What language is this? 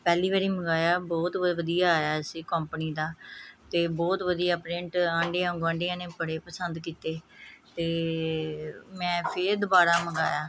Punjabi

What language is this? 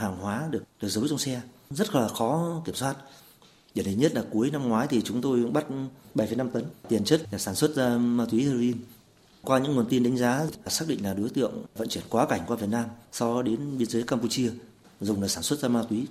Vietnamese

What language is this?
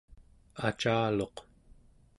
Central Yupik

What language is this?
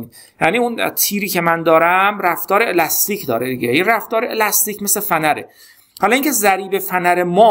Persian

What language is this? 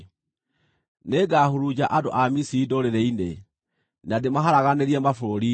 Kikuyu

